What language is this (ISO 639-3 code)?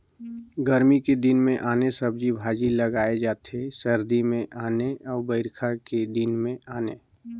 hne